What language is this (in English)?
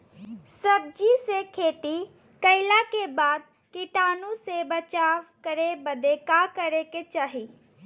Bhojpuri